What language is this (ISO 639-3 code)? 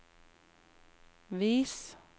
nor